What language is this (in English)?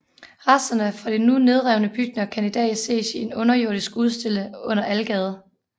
Danish